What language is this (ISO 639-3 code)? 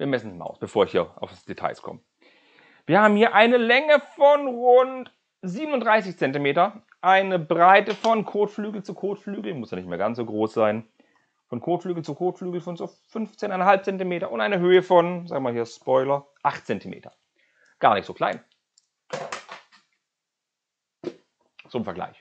deu